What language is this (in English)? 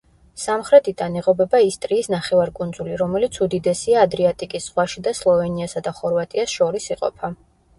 Georgian